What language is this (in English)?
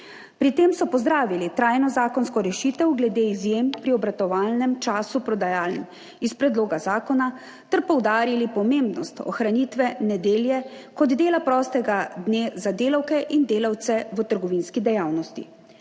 Slovenian